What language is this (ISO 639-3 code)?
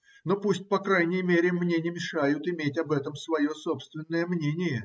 rus